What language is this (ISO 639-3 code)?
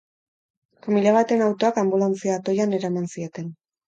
eus